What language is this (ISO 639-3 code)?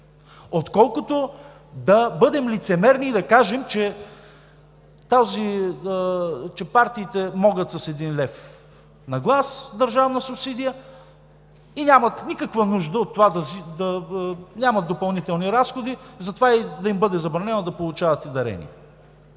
bul